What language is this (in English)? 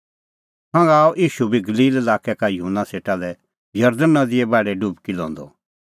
Kullu Pahari